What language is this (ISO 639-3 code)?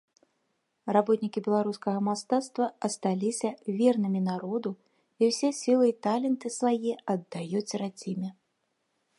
bel